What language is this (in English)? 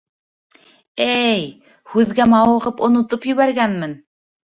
Bashkir